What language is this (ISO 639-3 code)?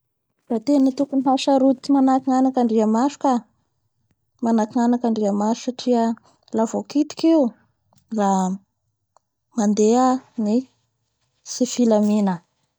bhr